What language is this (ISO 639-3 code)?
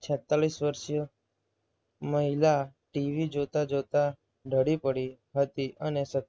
guj